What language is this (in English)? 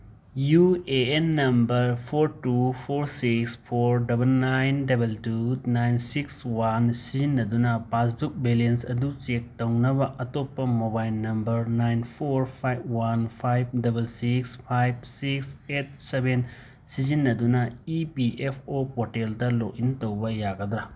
Manipuri